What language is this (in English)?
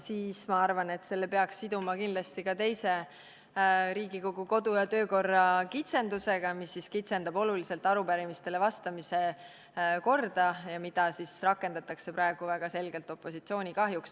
Estonian